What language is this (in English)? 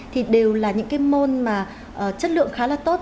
Vietnamese